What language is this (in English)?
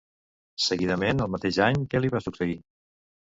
Catalan